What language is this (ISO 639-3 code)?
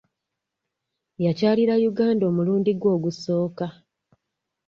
lug